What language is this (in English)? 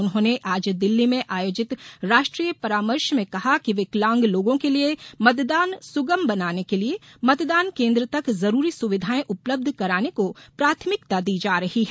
Hindi